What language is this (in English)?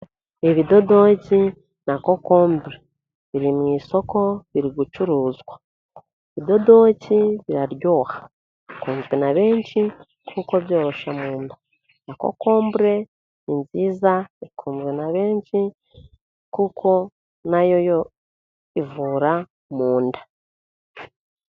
Kinyarwanda